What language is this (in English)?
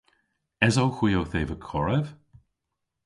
Cornish